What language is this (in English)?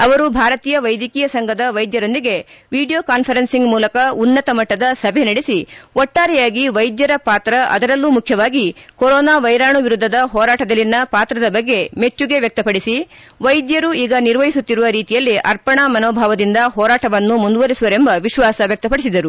Kannada